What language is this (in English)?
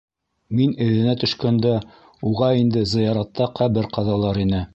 Bashkir